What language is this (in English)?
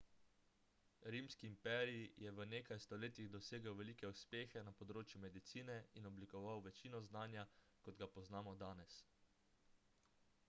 Slovenian